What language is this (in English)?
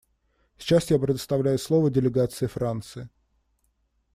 Russian